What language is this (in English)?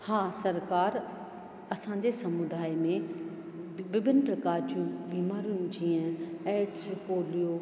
Sindhi